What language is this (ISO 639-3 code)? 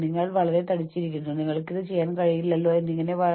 mal